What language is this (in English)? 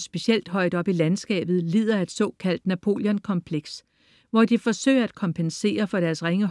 Danish